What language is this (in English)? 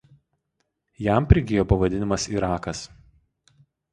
Lithuanian